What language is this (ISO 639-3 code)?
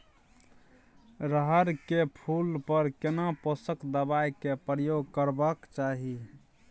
mai